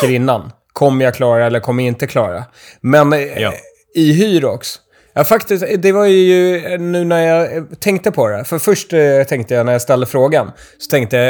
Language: Swedish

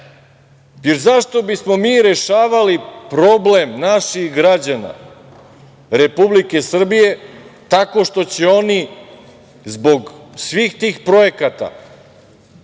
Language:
Serbian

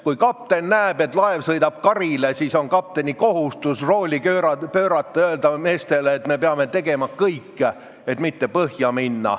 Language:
Estonian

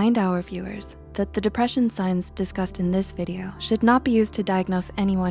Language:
English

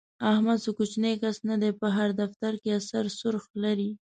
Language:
Pashto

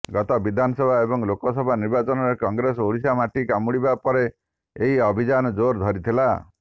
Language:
Odia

